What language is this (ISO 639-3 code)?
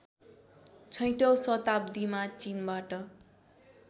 nep